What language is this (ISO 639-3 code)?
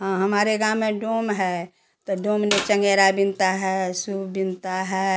hin